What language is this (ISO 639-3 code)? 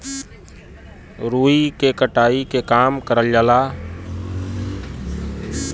bho